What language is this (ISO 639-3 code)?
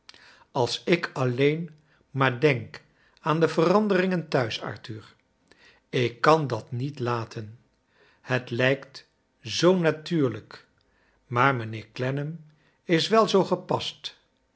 nld